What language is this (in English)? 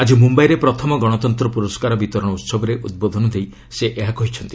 Odia